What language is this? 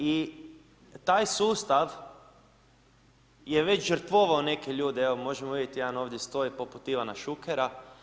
Croatian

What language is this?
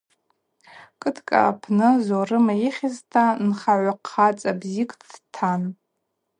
Abaza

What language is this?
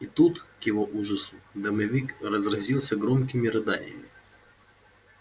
Russian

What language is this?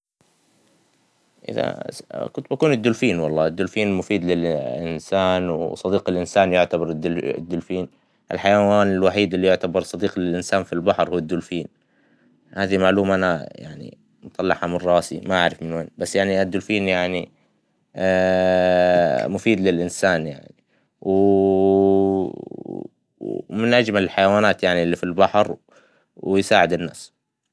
Hijazi Arabic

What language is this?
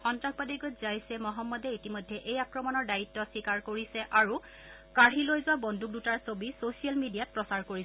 Assamese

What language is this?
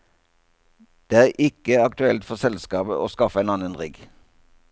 Norwegian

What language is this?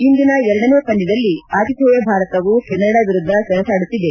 Kannada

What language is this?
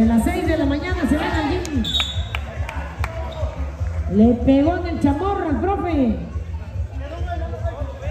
Spanish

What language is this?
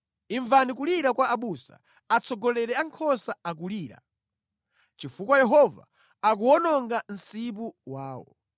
Nyanja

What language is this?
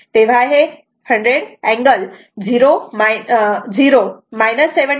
Marathi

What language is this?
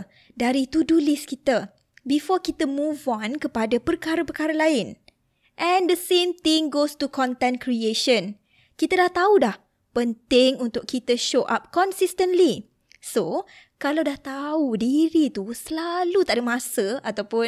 Malay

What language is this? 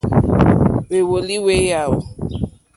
Mokpwe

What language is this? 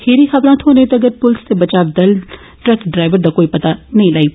Dogri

